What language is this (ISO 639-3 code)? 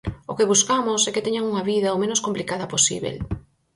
glg